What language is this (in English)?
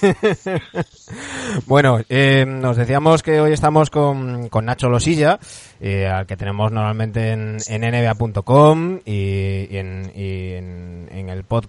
Spanish